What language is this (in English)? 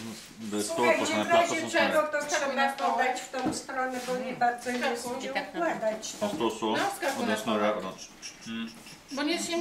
Polish